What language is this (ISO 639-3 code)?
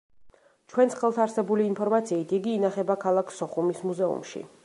kat